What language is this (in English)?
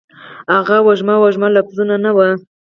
Pashto